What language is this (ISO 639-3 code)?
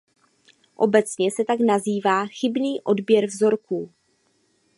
ces